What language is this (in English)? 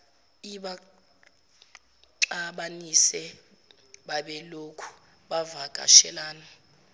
Zulu